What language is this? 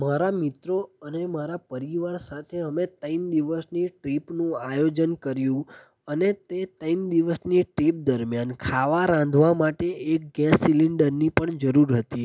Gujarati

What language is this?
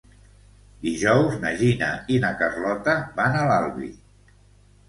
Catalan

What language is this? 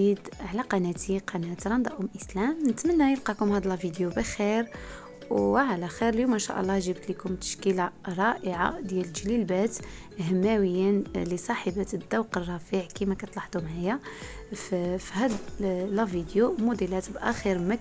Arabic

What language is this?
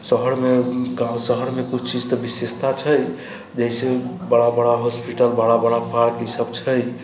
Maithili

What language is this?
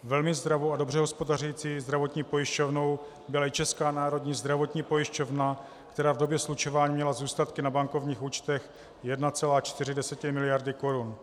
Czech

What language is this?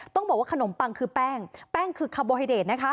Thai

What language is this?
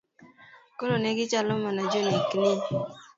Luo (Kenya and Tanzania)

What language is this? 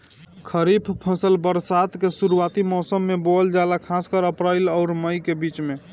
Bhojpuri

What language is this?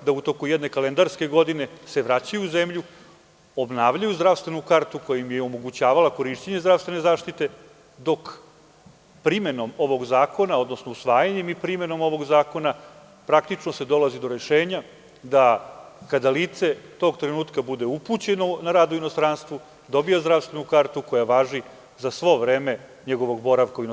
Serbian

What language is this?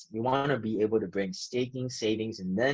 Indonesian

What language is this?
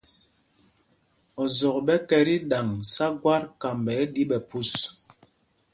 Mpumpong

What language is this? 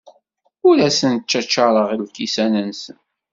Kabyle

